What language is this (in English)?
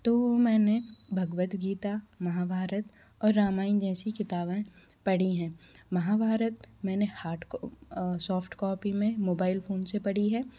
Hindi